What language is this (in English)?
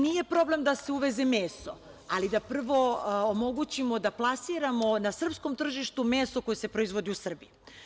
Serbian